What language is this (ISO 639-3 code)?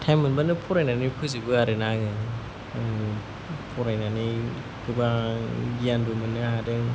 brx